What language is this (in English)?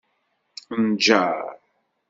Kabyle